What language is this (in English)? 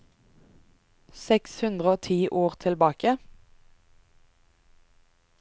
Norwegian